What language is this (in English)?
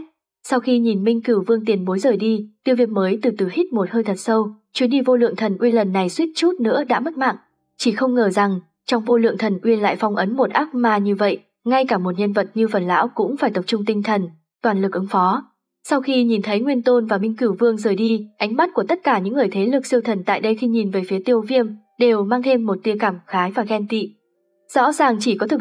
Vietnamese